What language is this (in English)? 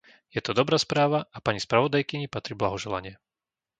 Slovak